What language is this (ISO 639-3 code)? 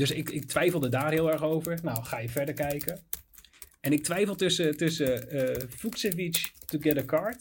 nld